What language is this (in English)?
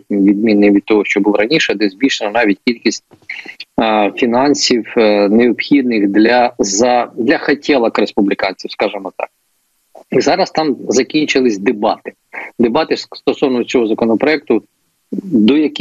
Ukrainian